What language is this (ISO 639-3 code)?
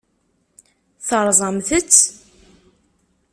kab